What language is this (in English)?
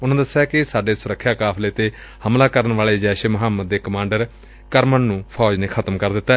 Punjabi